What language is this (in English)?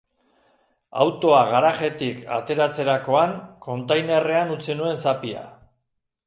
Basque